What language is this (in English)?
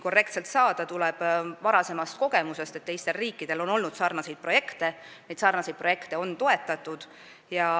Estonian